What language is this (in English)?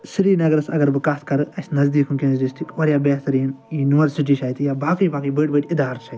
Kashmiri